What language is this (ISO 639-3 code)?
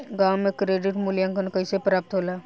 bho